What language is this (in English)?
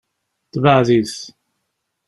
Kabyle